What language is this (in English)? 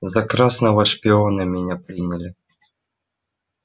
Russian